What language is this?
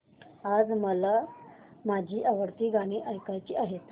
Marathi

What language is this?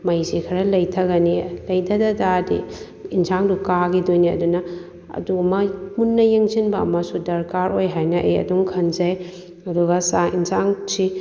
Manipuri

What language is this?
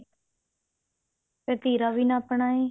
Punjabi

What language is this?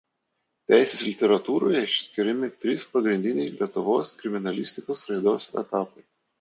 Lithuanian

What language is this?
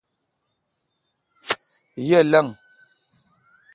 Kalkoti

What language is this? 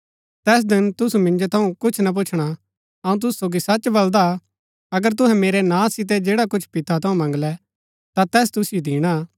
Gaddi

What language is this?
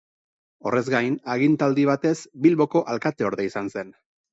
Basque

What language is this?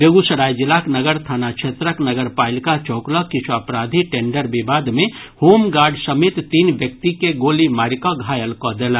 Maithili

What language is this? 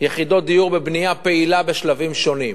Hebrew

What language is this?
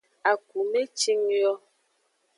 Aja (Benin)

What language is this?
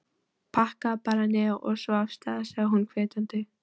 Icelandic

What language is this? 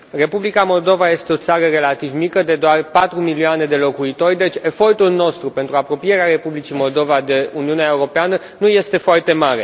Romanian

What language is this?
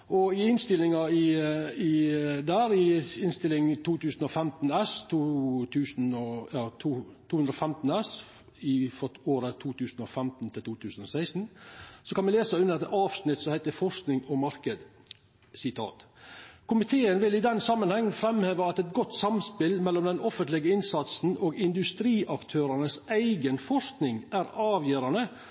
Norwegian Nynorsk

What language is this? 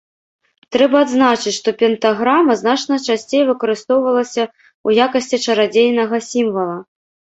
Belarusian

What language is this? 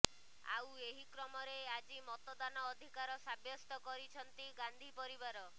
Odia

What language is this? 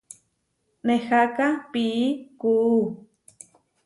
Huarijio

